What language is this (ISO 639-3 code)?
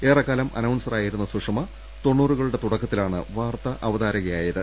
mal